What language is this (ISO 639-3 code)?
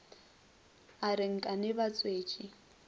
nso